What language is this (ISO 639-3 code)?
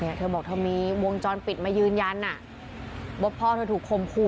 tha